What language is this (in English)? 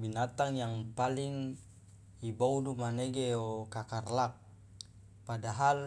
Loloda